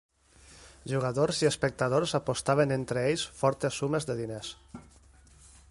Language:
Catalan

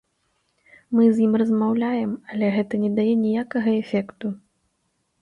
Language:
Belarusian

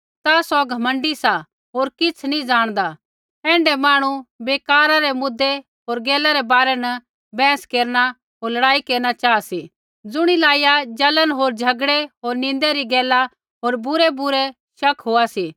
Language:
Kullu Pahari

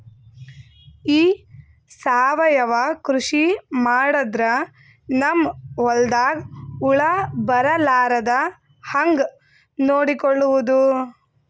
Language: Kannada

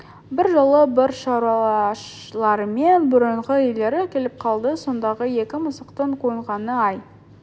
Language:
Kazakh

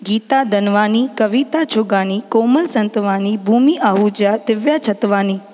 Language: Sindhi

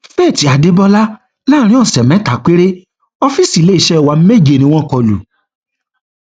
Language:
Yoruba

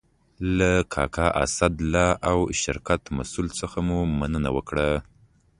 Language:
Pashto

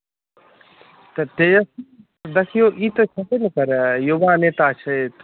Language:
Maithili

